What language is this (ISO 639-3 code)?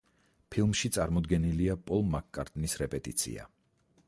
kat